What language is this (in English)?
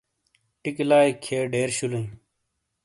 Shina